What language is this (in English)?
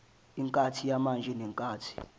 Zulu